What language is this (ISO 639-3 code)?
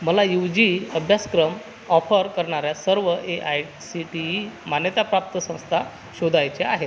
mar